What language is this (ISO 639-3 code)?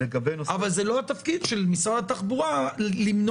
heb